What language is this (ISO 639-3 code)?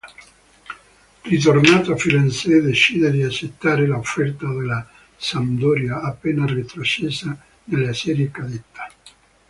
ita